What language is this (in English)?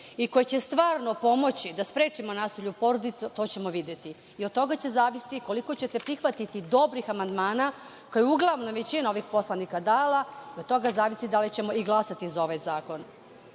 Serbian